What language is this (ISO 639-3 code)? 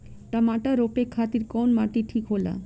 bho